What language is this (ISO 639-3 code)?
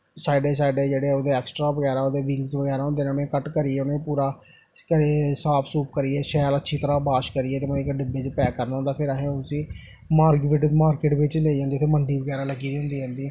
doi